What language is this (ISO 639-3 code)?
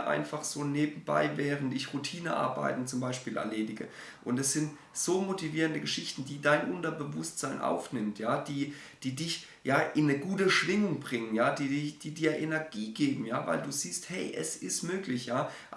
deu